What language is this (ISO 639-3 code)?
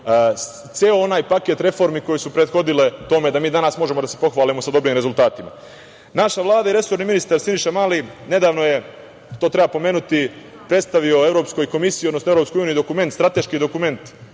srp